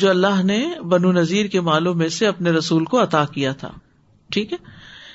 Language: Urdu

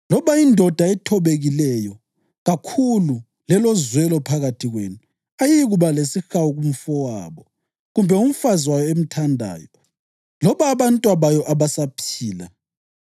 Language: North Ndebele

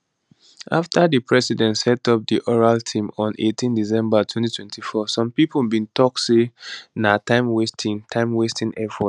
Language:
Nigerian Pidgin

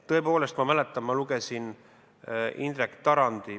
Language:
Estonian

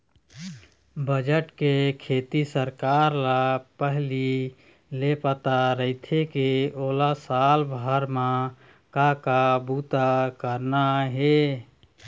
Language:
Chhattisgarhi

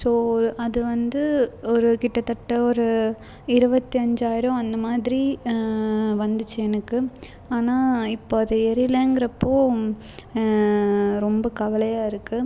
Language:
Tamil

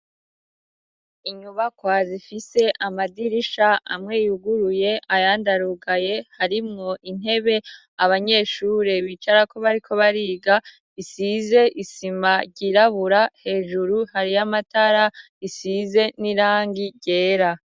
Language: Rundi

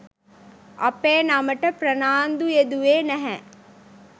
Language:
Sinhala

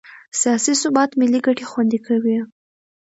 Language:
Pashto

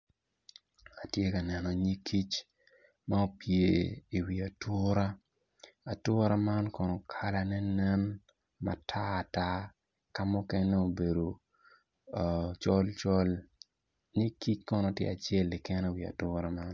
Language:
Acoli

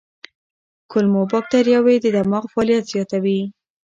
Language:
Pashto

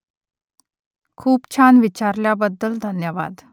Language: Marathi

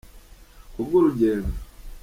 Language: Kinyarwanda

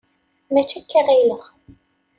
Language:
Kabyle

